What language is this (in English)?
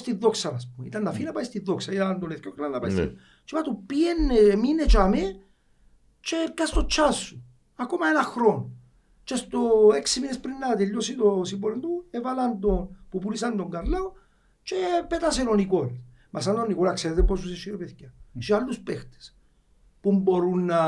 Greek